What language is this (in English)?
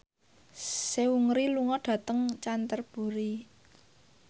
Javanese